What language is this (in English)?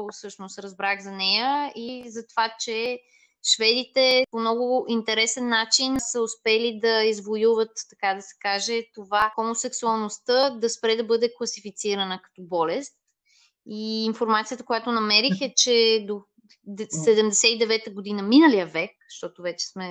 Bulgarian